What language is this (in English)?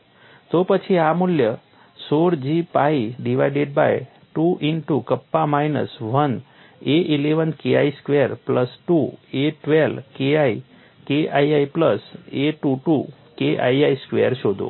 Gujarati